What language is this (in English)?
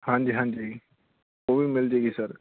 Punjabi